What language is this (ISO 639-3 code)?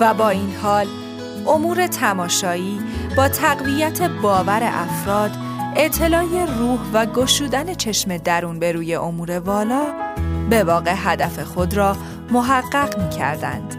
fas